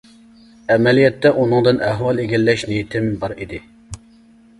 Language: Uyghur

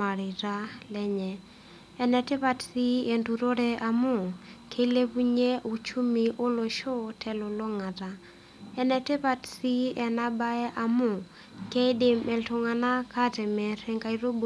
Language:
Masai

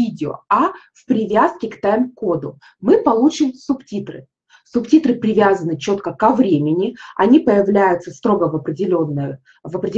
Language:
Russian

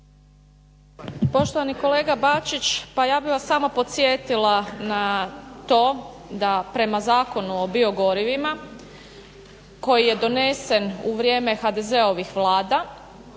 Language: Croatian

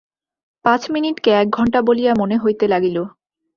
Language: Bangla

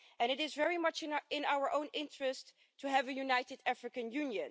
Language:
English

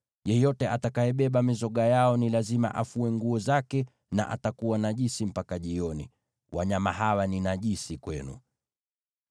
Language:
Swahili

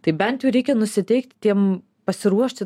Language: Lithuanian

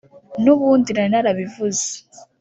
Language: Kinyarwanda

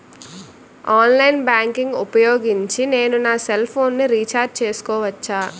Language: Telugu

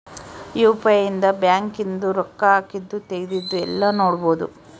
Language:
Kannada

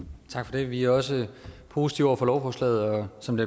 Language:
Danish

